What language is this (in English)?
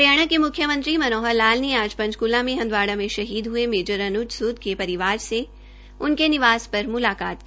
Hindi